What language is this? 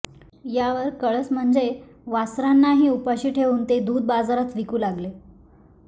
Marathi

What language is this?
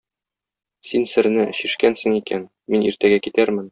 Tatar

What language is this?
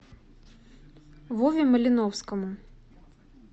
Russian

